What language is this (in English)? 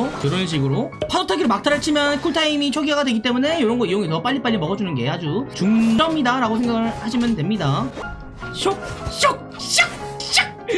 Korean